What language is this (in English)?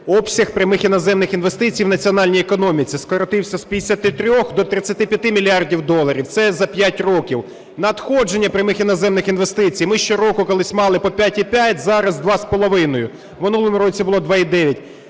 Ukrainian